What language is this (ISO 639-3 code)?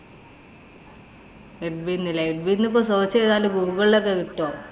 mal